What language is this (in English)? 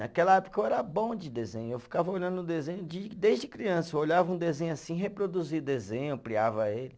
Portuguese